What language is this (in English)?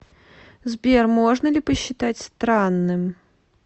Russian